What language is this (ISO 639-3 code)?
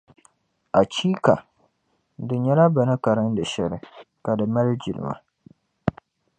dag